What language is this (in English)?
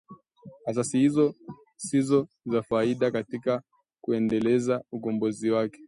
Swahili